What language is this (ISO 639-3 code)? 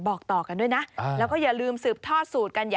tha